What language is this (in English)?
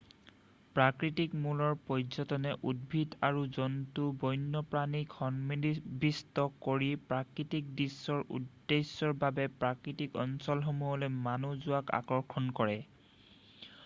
Assamese